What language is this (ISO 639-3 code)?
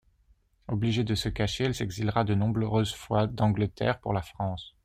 fra